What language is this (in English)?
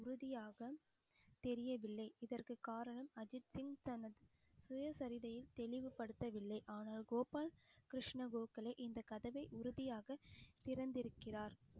Tamil